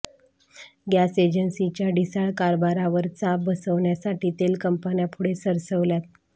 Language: Marathi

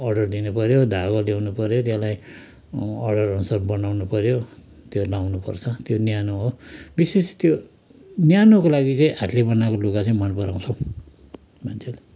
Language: Nepali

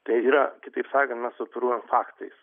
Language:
Lithuanian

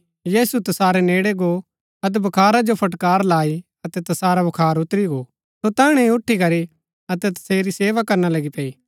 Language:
Gaddi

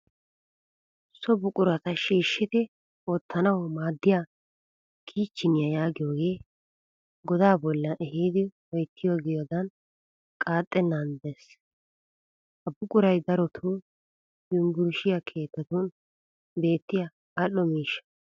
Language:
Wolaytta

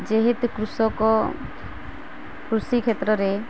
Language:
Odia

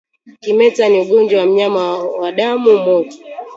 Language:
Swahili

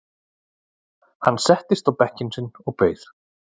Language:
Icelandic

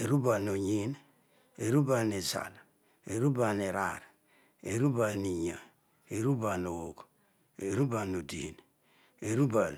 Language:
Odual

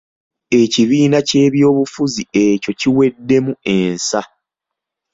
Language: Ganda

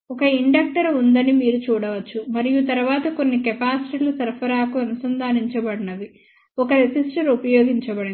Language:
Telugu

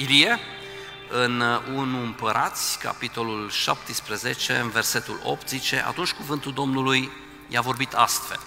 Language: Romanian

